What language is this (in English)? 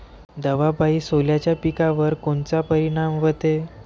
Marathi